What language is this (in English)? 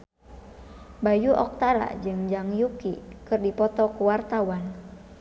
Sundanese